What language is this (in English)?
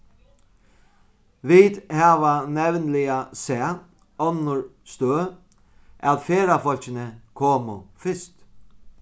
Faroese